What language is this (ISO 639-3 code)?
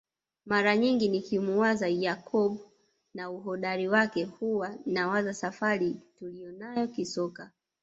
swa